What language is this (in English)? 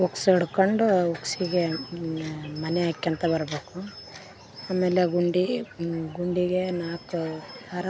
Kannada